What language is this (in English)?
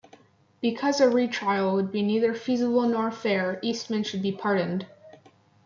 English